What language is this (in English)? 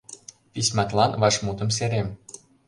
Mari